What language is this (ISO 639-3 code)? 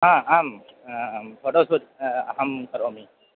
san